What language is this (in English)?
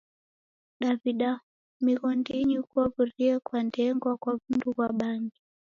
Taita